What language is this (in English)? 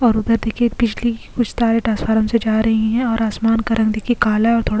Hindi